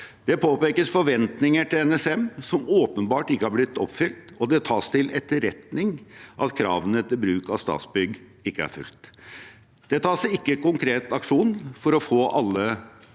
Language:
Norwegian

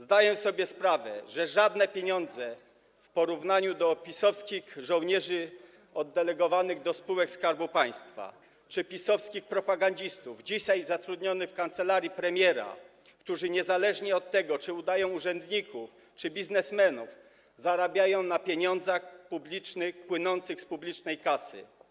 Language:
Polish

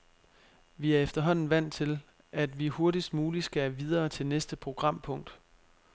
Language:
Danish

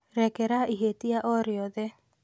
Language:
Kikuyu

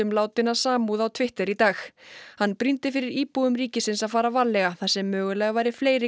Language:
Icelandic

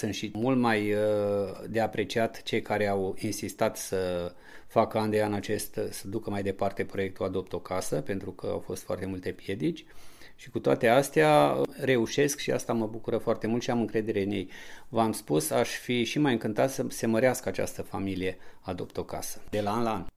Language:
Romanian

